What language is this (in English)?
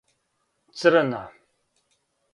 Serbian